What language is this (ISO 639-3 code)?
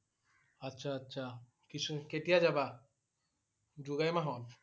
asm